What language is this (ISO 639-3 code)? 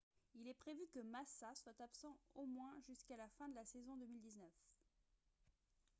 fra